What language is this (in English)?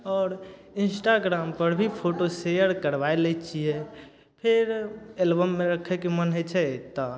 Maithili